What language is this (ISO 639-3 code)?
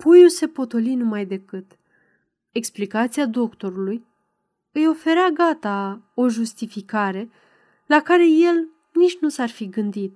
ron